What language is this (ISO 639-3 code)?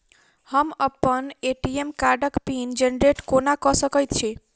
mai